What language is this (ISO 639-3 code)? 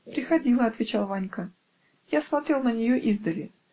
rus